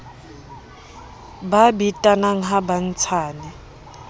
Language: Southern Sotho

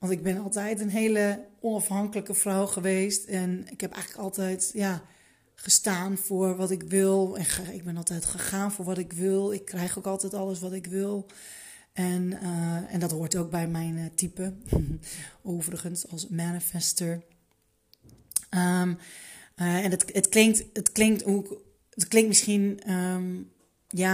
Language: Dutch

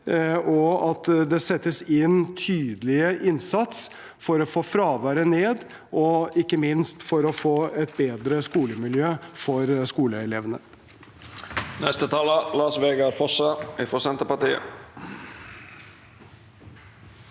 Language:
Norwegian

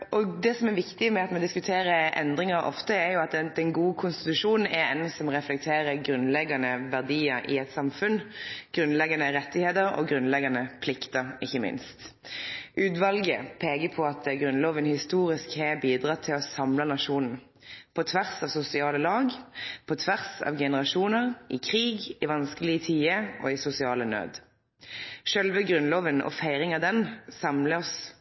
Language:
Norwegian Nynorsk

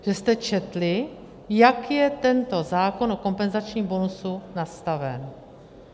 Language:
Czech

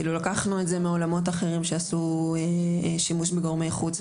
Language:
Hebrew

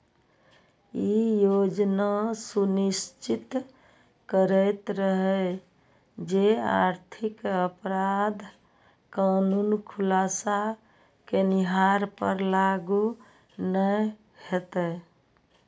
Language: Maithili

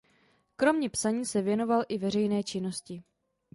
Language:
Czech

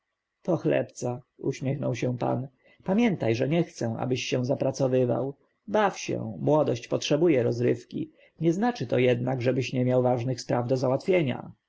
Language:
Polish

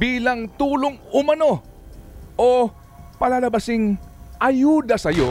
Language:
Filipino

